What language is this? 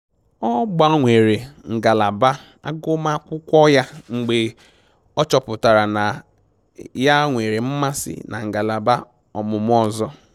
Igbo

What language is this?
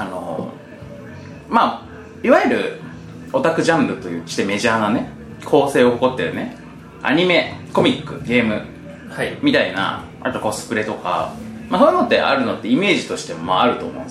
Japanese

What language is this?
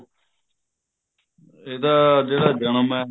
Punjabi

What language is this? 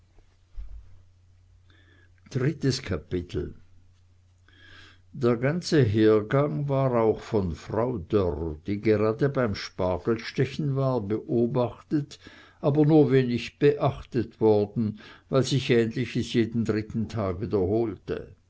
German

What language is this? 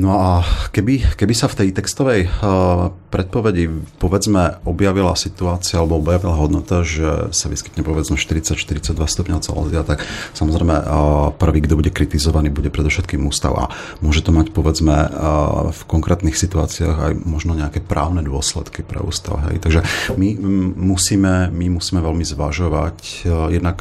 Slovak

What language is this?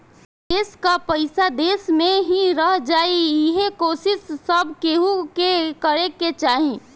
Bhojpuri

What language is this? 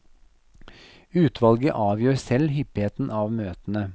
Norwegian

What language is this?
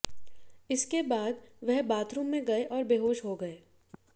Hindi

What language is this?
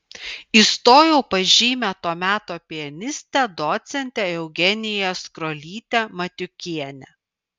Lithuanian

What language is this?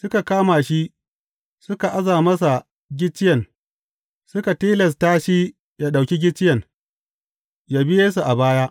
Hausa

